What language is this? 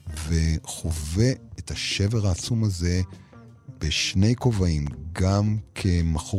Hebrew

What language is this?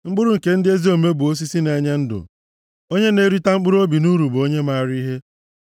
Igbo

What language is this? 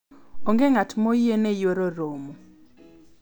Luo (Kenya and Tanzania)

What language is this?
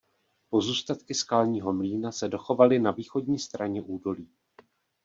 Czech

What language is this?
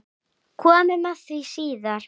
Icelandic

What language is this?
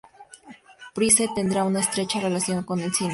Spanish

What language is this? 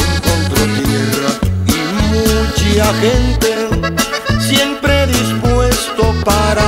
Romanian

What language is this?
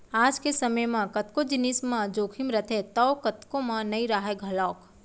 Chhattisgarhi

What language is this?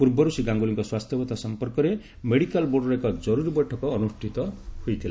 Odia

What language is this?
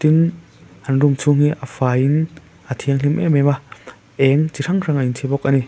Mizo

